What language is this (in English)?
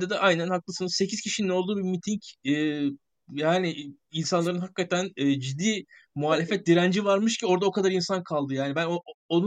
Turkish